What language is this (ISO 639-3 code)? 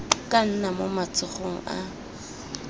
tsn